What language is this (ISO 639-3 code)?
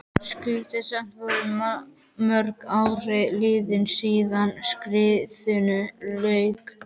isl